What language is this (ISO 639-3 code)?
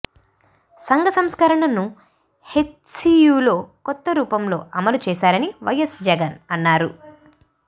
tel